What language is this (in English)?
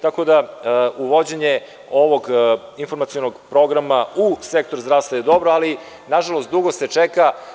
Serbian